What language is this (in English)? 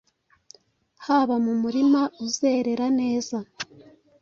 Kinyarwanda